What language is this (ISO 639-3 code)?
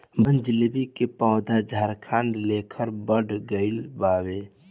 bho